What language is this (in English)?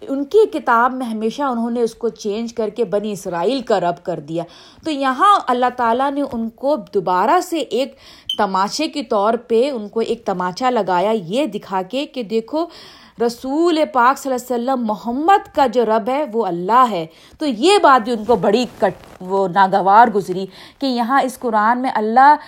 Urdu